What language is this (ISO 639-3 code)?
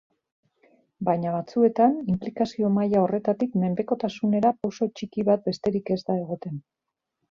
eus